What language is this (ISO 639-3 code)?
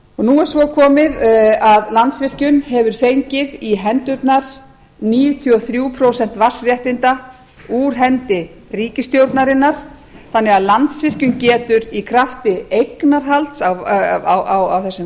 isl